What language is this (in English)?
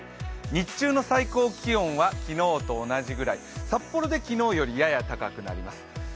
Japanese